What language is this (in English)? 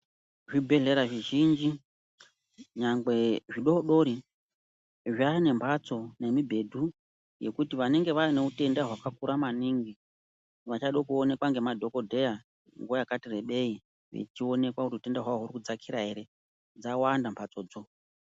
Ndau